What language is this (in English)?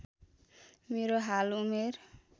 Nepali